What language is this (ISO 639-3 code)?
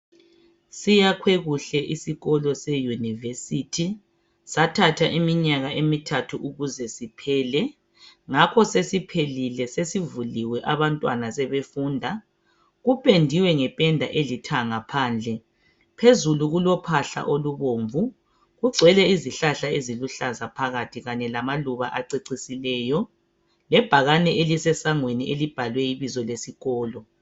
nde